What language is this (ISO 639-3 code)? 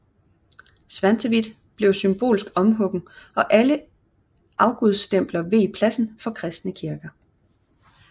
dan